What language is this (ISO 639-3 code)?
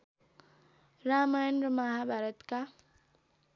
nep